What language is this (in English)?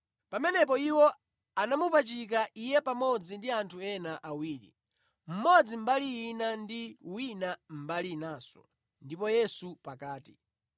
Nyanja